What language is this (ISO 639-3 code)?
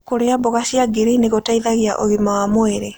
kik